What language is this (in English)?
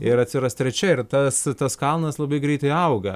Lithuanian